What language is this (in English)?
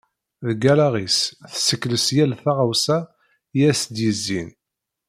Kabyle